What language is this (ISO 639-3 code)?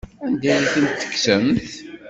kab